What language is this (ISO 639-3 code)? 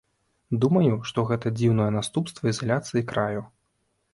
bel